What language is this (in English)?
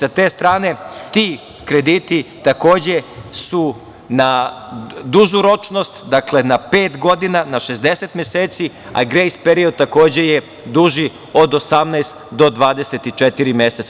Serbian